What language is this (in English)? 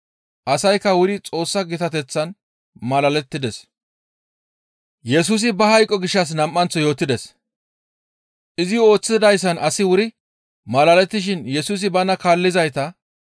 Gamo